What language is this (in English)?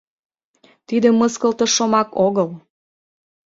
Mari